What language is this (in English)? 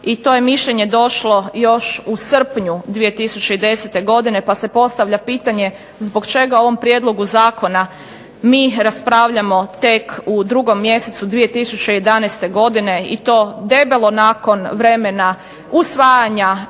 Croatian